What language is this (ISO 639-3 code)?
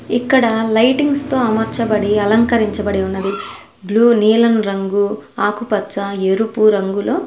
tel